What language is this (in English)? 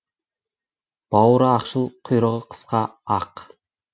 Kazakh